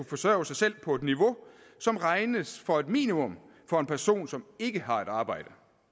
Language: Danish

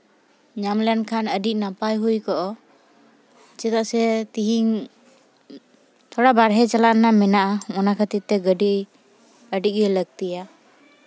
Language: Santali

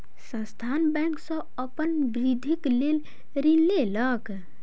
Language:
Maithili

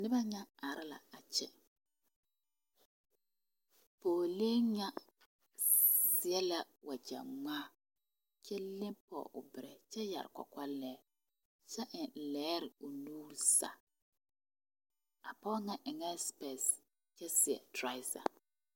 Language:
Southern Dagaare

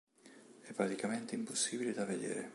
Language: Italian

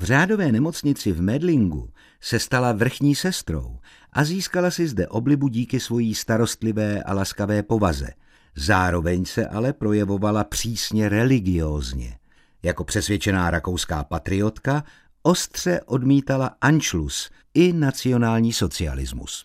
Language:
Czech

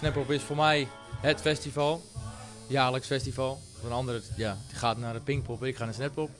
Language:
Dutch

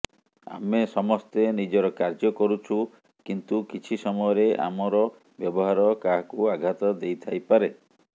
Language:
Odia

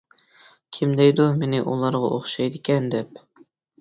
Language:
Uyghur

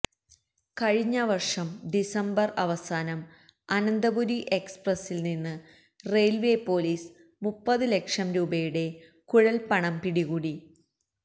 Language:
Malayalam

